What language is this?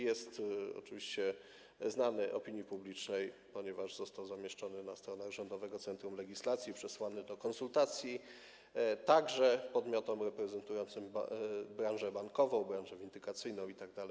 Polish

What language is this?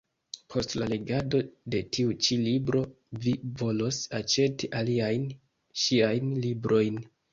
Esperanto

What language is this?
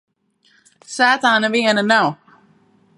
Latvian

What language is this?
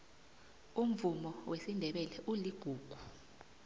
South Ndebele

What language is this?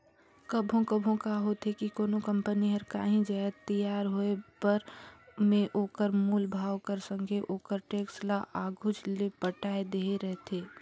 Chhattisgarhi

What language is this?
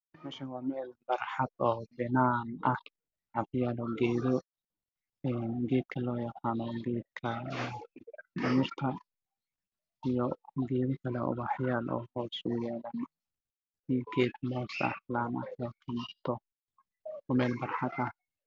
Somali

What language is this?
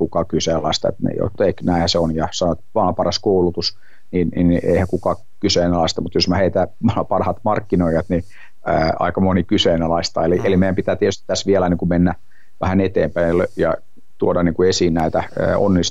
Finnish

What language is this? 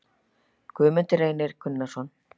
Icelandic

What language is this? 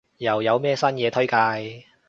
Cantonese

